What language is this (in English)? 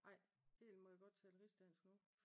Danish